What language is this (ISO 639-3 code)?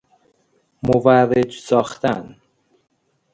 fas